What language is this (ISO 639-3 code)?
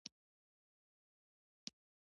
pus